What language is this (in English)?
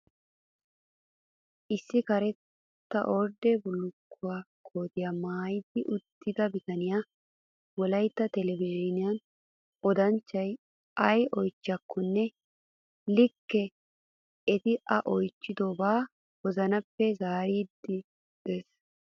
Wolaytta